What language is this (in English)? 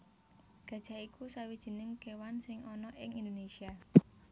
Javanese